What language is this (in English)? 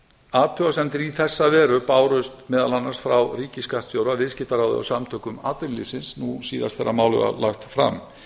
Icelandic